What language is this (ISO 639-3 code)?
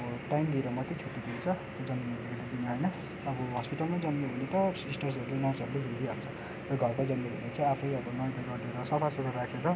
nep